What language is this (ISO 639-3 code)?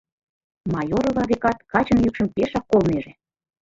chm